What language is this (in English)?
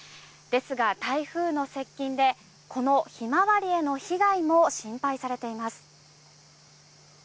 Japanese